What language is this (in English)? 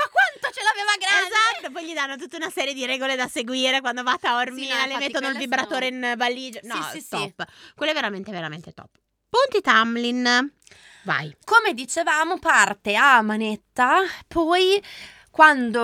Italian